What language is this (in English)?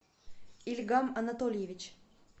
Russian